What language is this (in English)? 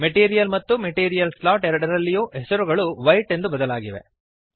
Kannada